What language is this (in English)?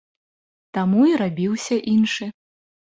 Belarusian